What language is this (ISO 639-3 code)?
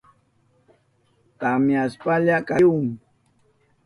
qup